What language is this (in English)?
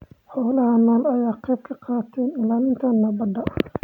Somali